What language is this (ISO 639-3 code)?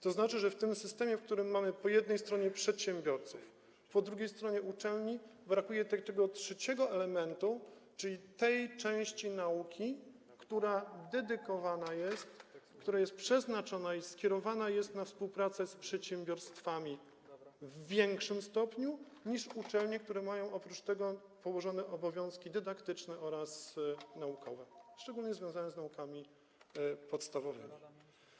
pol